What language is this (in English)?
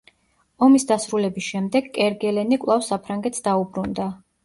Georgian